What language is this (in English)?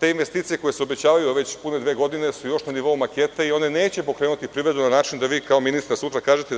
Serbian